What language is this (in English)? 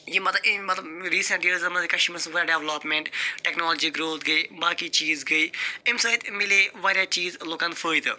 Kashmiri